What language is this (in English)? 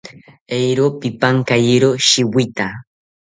South Ucayali Ashéninka